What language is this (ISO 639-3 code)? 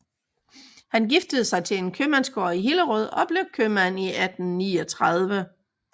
dan